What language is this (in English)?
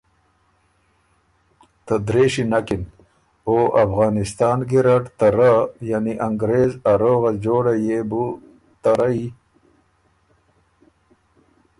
Ormuri